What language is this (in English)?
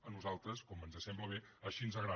Catalan